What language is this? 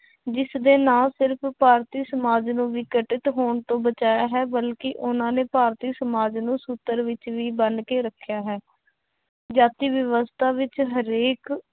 Punjabi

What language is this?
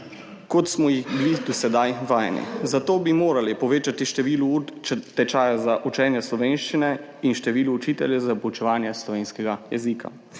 Slovenian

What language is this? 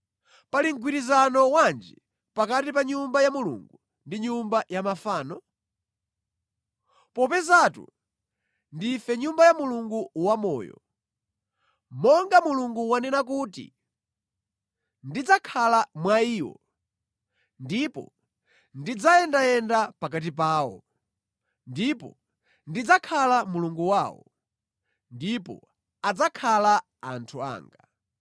Nyanja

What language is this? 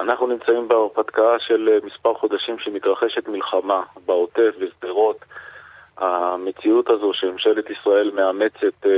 Hebrew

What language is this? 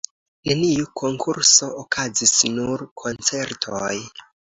Esperanto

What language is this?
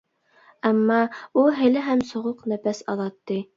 Uyghur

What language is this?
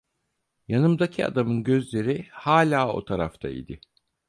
Turkish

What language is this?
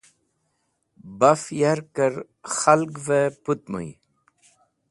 Wakhi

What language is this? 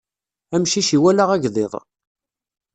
Kabyle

